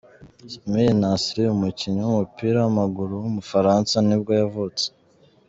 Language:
Kinyarwanda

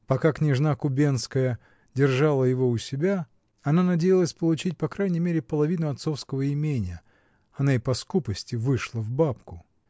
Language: Russian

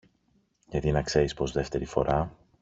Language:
Greek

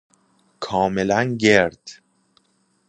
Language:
Persian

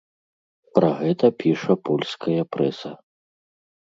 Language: Belarusian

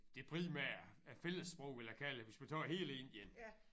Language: Danish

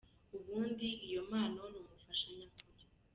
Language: Kinyarwanda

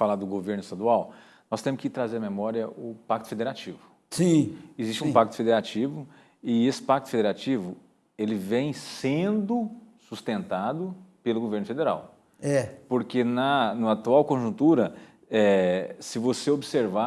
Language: Portuguese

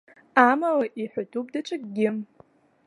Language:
Abkhazian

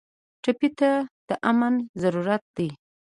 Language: Pashto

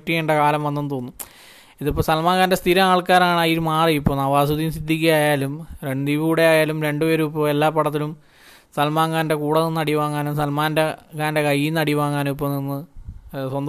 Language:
Malayalam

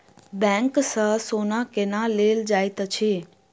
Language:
Maithili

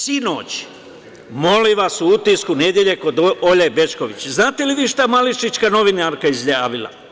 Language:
Serbian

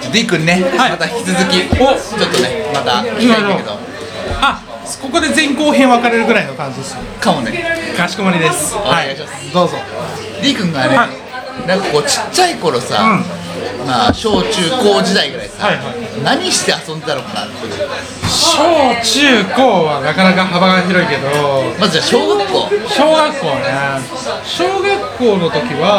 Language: Japanese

